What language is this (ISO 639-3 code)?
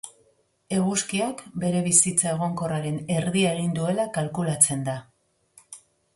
eus